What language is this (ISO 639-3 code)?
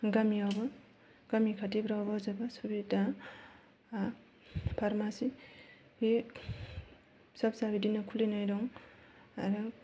brx